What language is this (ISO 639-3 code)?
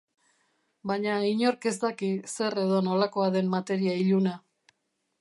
eus